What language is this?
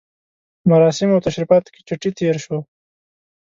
Pashto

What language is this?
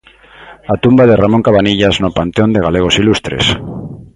Galician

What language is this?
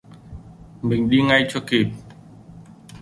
Vietnamese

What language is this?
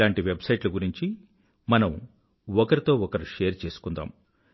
Telugu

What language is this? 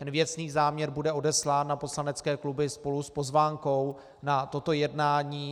Czech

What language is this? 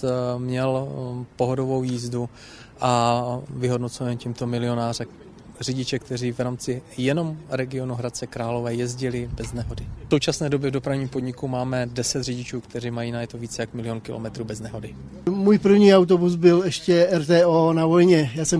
Czech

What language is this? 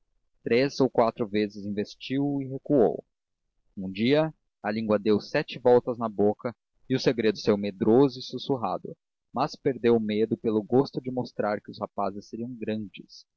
Portuguese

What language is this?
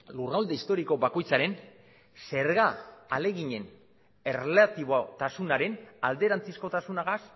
Basque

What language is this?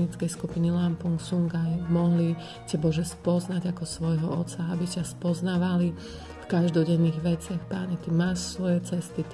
Slovak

